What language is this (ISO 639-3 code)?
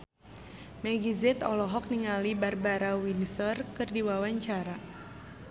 sun